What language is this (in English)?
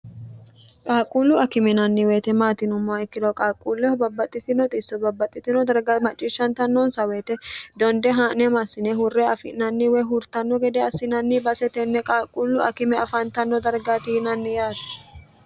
Sidamo